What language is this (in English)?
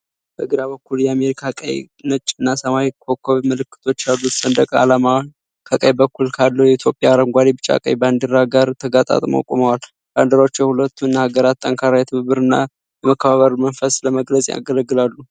Amharic